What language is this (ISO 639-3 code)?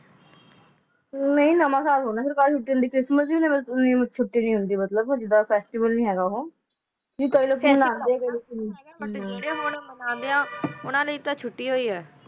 pan